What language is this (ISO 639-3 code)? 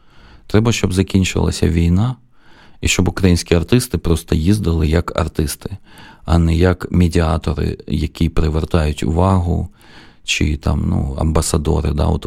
ukr